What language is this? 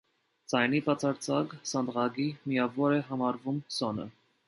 Armenian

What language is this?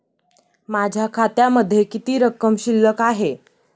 Marathi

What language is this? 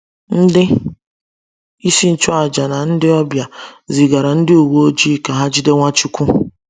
Igbo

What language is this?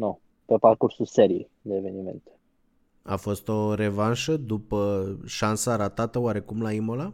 Romanian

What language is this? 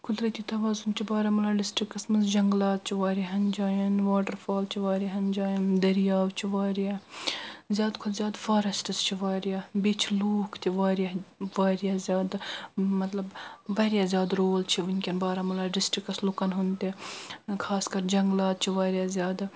Kashmiri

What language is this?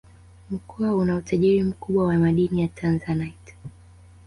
Swahili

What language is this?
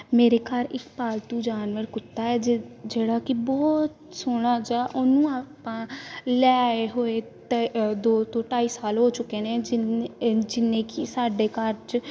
Punjabi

